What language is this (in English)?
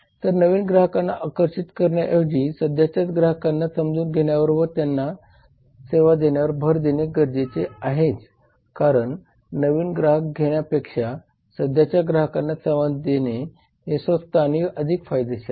Marathi